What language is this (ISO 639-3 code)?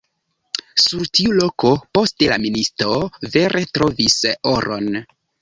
epo